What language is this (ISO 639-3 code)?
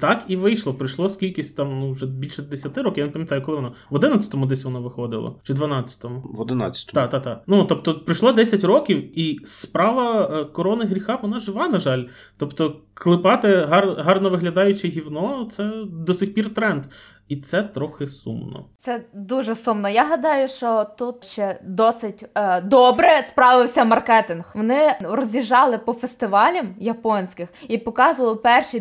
ukr